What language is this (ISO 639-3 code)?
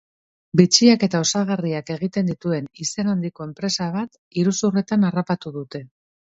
eus